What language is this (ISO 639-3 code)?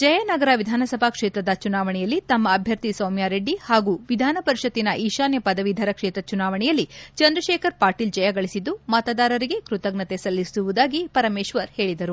kan